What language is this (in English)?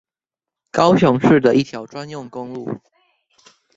Chinese